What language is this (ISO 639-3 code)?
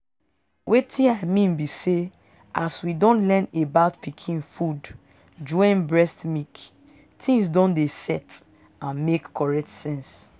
pcm